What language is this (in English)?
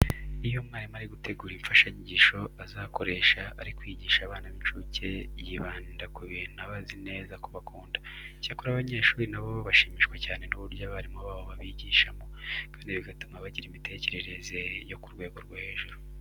Kinyarwanda